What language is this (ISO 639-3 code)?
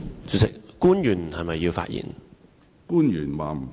yue